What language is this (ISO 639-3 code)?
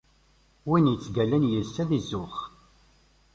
kab